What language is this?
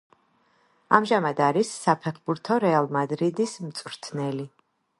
Georgian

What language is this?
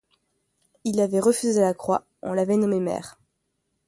French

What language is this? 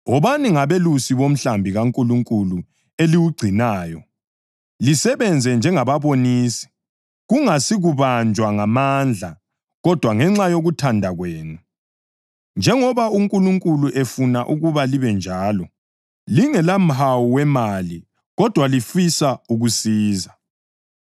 North Ndebele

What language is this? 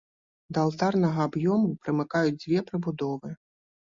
Belarusian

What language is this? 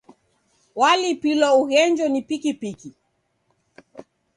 Taita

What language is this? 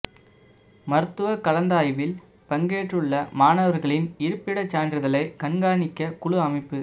Tamil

